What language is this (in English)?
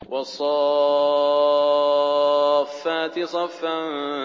Arabic